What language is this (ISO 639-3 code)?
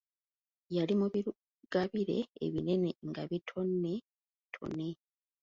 lug